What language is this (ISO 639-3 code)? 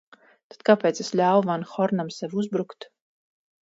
lav